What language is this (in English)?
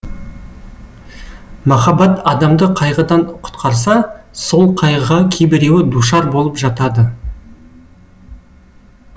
Kazakh